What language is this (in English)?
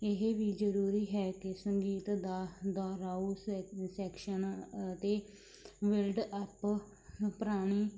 Punjabi